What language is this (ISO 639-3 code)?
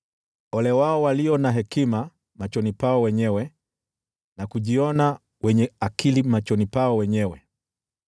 swa